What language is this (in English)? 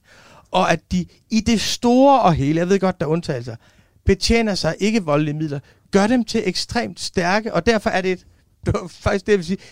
Danish